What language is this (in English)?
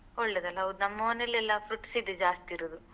Kannada